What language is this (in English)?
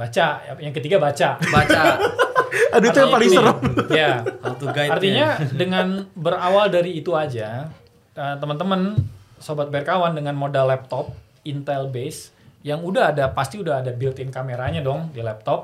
Indonesian